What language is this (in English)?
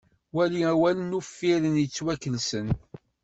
Kabyle